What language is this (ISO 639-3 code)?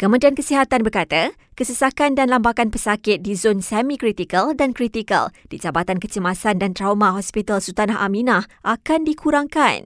msa